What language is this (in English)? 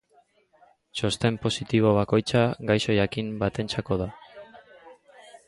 Basque